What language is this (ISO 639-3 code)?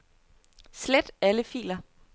dan